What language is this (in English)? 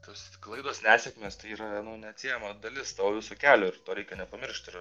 Lithuanian